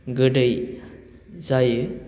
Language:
Bodo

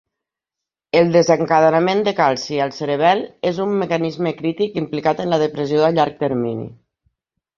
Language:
Catalan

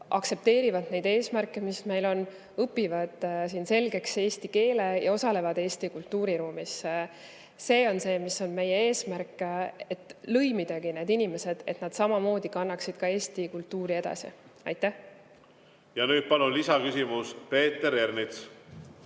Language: Estonian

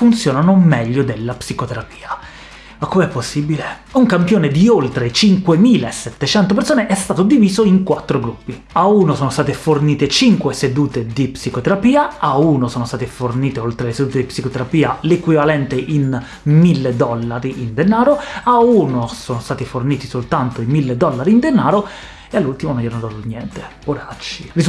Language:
Italian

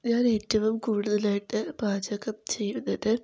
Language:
Malayalam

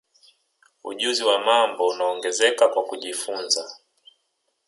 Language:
Swahili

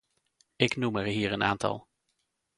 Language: Dutch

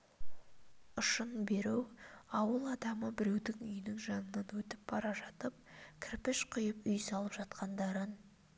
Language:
Kazakh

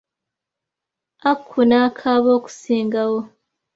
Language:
Ganda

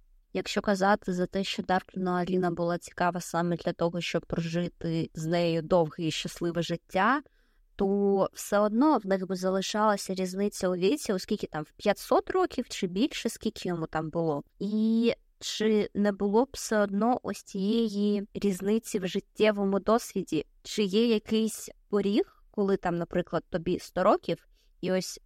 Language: Ukrainian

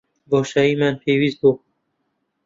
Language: Central Kurdish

